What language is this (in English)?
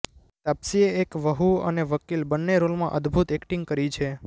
Gujarati